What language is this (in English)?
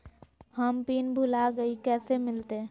Magahi